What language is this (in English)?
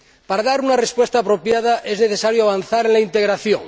Spanish